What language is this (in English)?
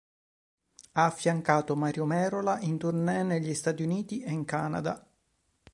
Italian